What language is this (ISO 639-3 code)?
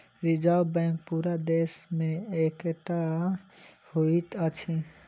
mai